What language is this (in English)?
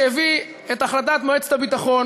Hebrew